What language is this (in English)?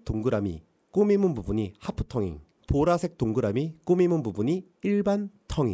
Korean